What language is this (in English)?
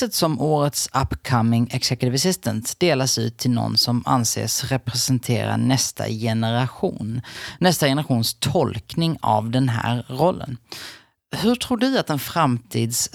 Swedish